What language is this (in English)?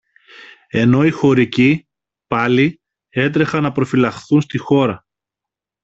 Greek